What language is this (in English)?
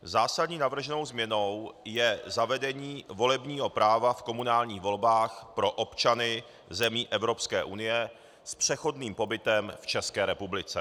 Czech